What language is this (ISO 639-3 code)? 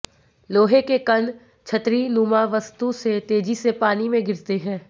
hin